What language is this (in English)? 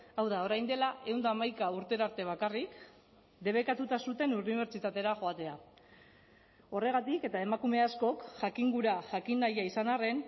Basque